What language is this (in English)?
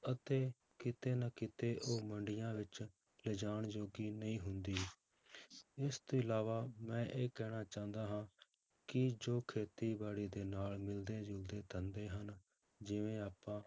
Punjabi